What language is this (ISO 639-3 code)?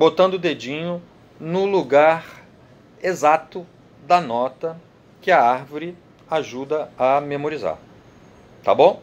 por